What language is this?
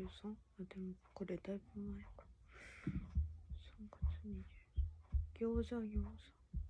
Japanese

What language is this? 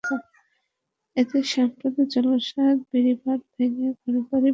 Bangla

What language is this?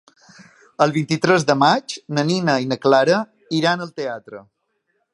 Catalan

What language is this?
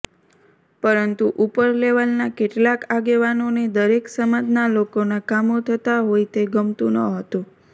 Gujarati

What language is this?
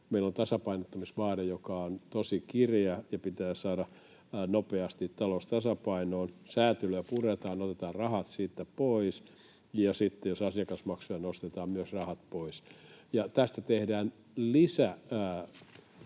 Finnish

